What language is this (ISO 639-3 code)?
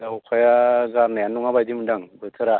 brx